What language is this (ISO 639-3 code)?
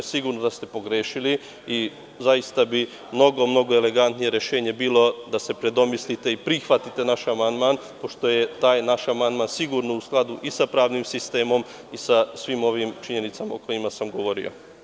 srp